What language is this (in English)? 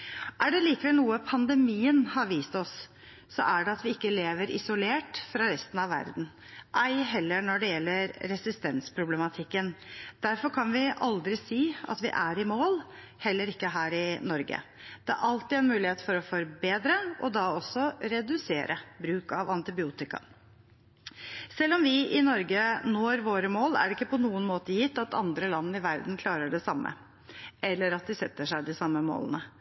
Norwegian Bokmål